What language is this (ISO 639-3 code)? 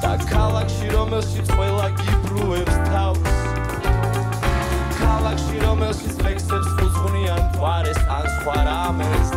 pol